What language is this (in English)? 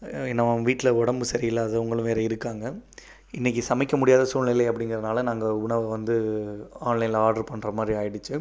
Tamil